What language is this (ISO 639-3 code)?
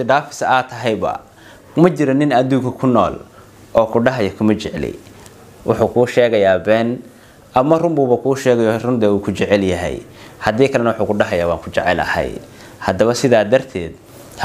ara